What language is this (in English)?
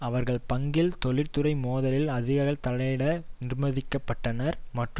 Tamil